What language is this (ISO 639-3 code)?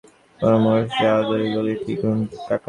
ben